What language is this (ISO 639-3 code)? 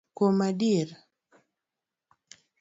luo